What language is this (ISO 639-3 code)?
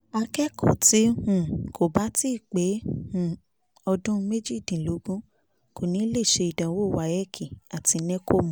yor